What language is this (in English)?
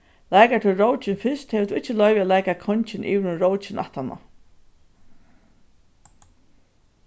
Faroese